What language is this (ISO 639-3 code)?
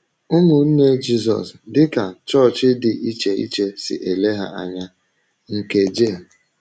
ibo